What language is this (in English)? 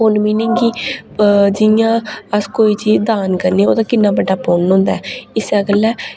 Dogri